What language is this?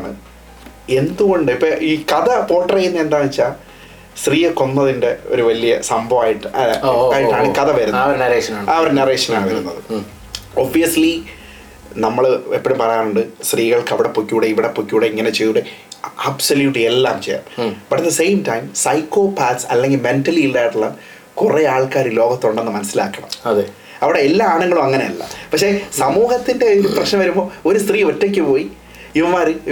Malayalam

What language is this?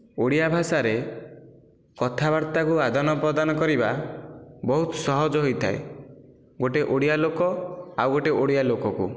Odia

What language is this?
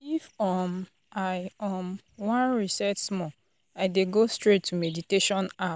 Nigerian Pidgin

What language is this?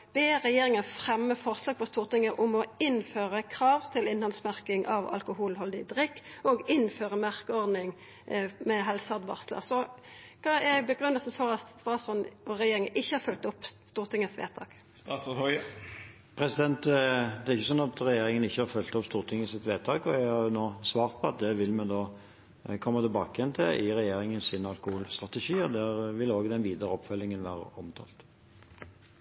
Norwegian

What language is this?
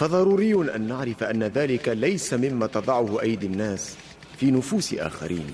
Arabic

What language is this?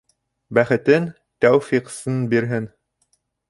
Bashkir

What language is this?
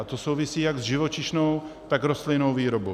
Czech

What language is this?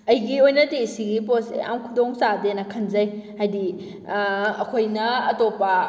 Manipuri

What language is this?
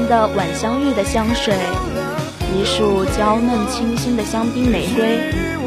Chinese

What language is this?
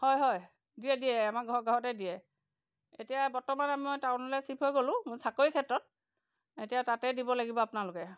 Assamese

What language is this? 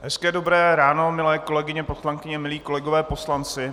Czech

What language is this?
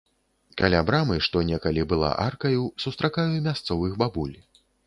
Belarusian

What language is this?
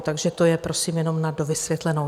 Czech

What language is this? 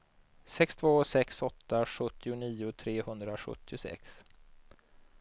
Swedish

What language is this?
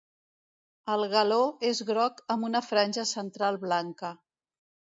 Catalan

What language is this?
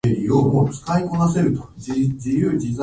Japanese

